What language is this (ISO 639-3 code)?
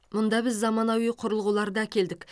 kaz